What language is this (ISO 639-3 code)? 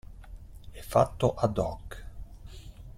ita